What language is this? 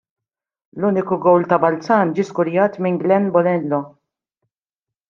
Maltese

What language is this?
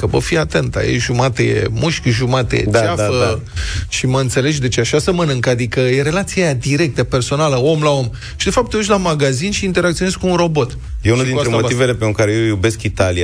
Romanian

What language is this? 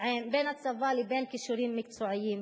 Hebrew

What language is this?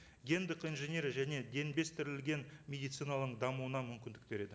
Kazakh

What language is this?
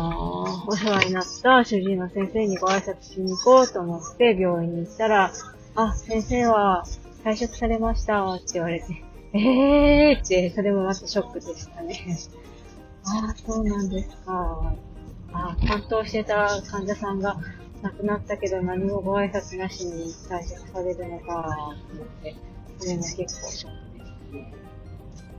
Japanese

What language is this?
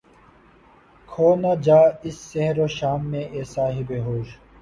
Urdu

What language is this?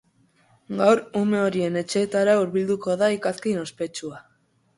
Basque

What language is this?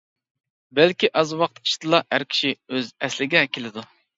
Uyghur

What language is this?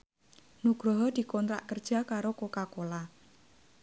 Javanese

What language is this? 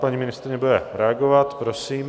Czech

